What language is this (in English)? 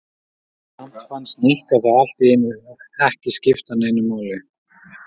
Icelandic